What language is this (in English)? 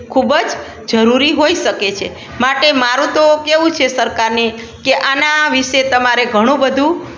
Gujarati